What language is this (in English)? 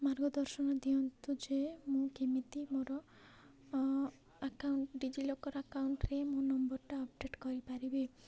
Odia